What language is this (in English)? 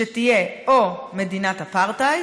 Hebrew